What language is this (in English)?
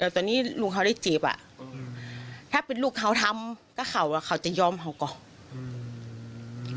Thai